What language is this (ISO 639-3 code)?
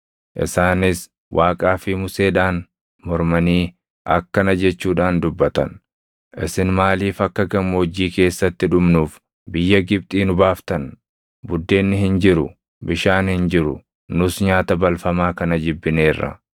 orm